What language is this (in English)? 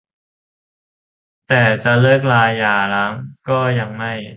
Thai